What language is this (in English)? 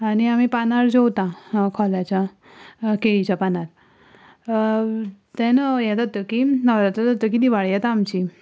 Konkani